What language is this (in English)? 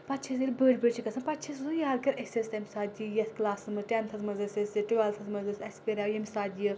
Kashmiri